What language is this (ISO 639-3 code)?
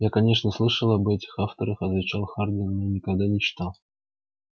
rus